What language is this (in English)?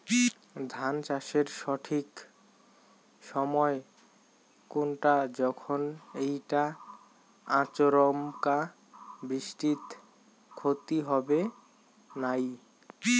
Bangla